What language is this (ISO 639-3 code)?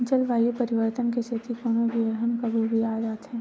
hne